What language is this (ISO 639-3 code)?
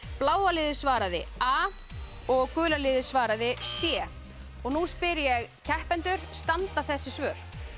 isl